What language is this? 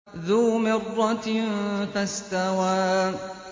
Arabic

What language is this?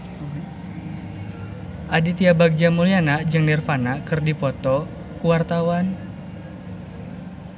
Sundanese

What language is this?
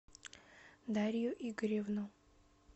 Russian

